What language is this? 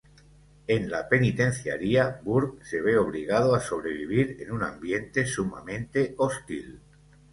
Spanish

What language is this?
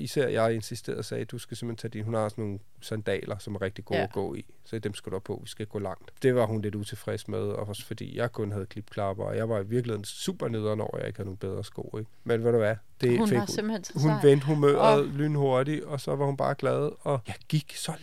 Danish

